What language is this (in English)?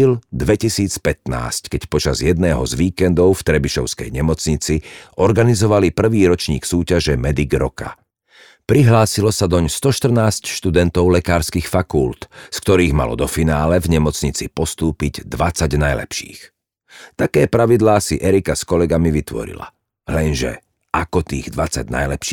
Slovak